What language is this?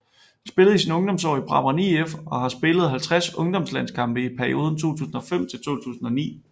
Danish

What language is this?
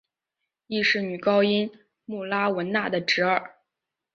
Chinese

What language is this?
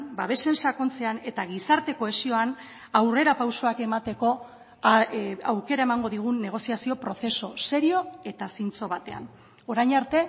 Basque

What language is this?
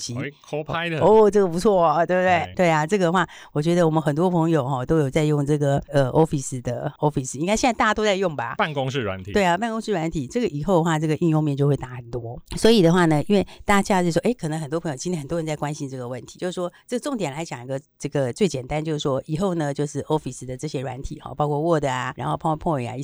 Chinese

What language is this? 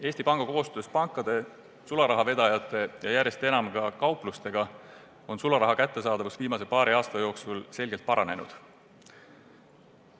Estonian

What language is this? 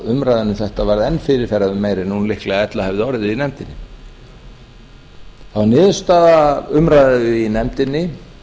Icelandic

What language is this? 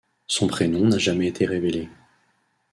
French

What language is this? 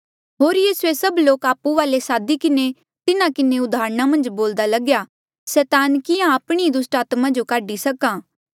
Mandeali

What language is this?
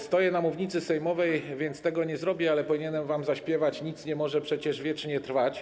Polish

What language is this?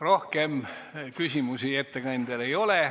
Estonian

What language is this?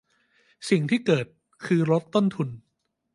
Thai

